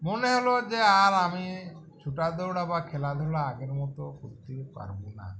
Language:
Bangla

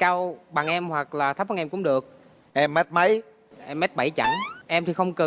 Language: Vietnamese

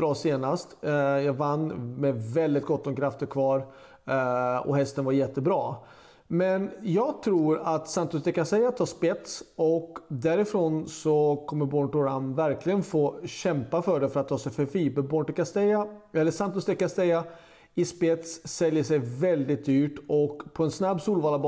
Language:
Swedish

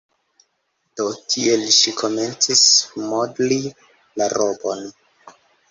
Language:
Esperanto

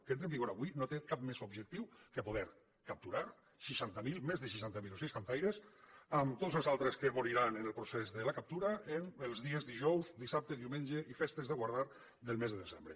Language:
Catalan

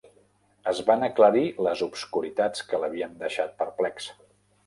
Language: Catalan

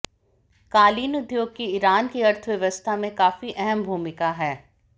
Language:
Hindi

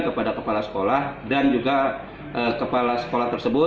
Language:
Indonesian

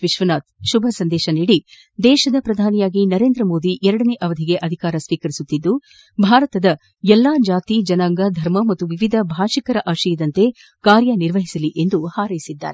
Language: Kannada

